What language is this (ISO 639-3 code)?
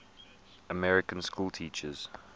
eng